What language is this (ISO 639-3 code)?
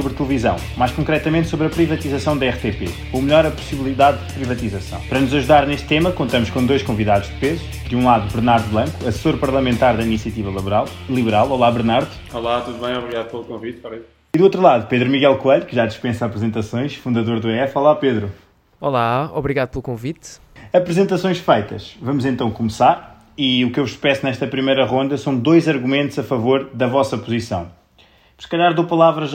por